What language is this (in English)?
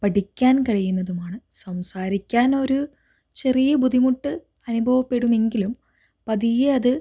Malayalam